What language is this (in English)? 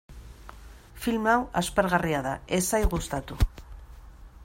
Basque